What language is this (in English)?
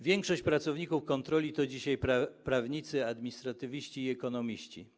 Polish